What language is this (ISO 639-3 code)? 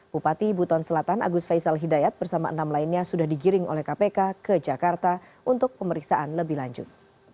ind